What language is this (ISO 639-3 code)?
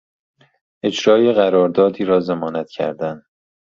fas